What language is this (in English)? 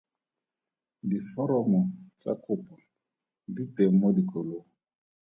Tswana